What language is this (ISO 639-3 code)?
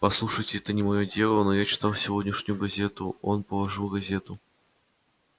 rus